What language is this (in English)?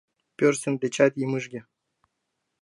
Mari